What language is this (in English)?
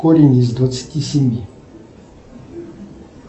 Russian